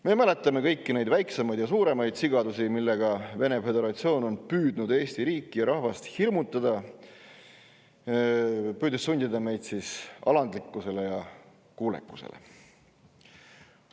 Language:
Estonian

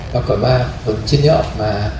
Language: Thai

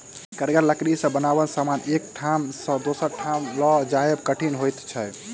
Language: Maithili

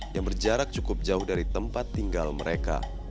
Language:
Indonesian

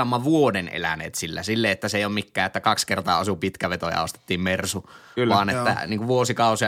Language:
Finnish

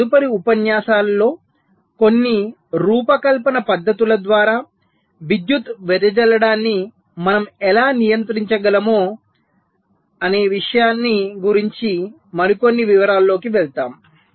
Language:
Telugu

